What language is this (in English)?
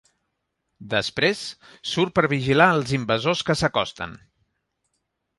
Catalan